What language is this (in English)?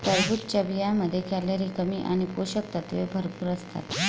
Marathi